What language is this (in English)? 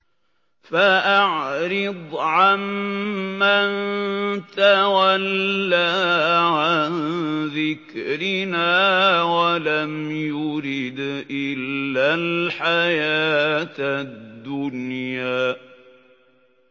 Arabic